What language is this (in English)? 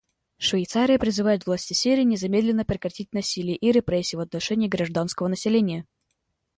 Russian